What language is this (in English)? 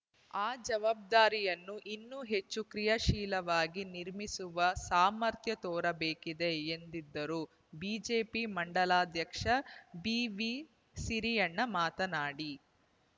Kannada